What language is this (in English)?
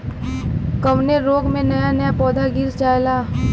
Bhojpuri